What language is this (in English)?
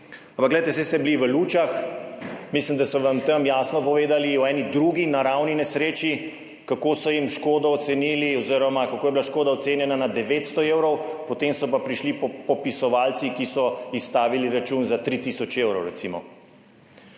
Slovenian